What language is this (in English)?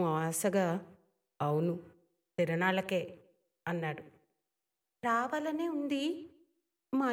Telugu